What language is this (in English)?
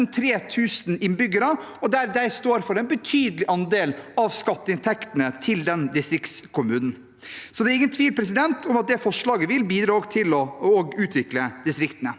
Norwegian